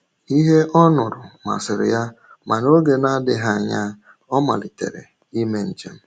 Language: Igbo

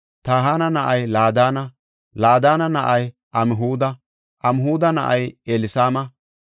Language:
Gofa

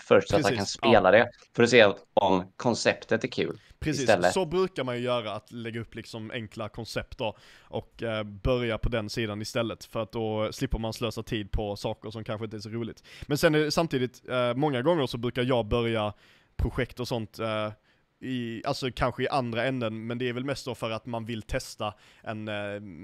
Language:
Swedish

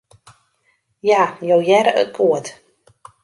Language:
Western Frisian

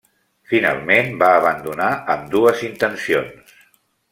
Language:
Catalan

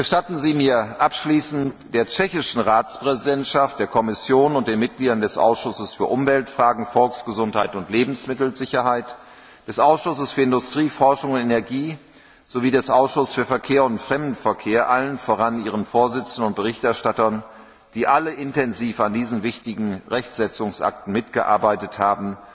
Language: German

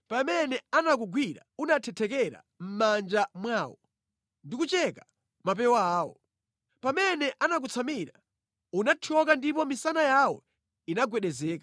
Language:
Nyanja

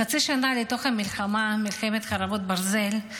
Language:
Hebrew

